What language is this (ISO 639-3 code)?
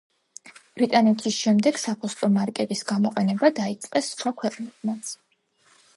kat